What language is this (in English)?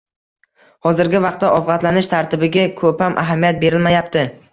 Uzbek